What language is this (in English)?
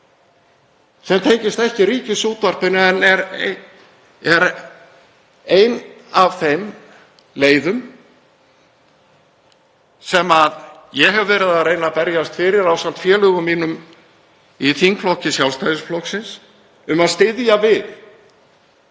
Icelandic